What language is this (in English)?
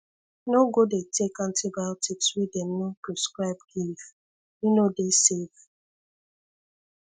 Nigerian Pidgin